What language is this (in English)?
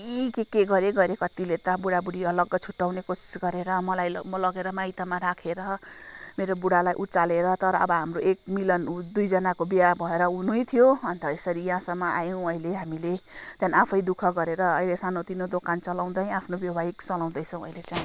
Nepali